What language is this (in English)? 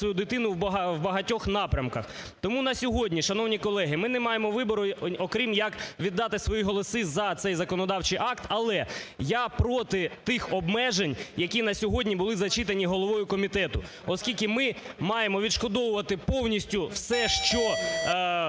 Ukrainian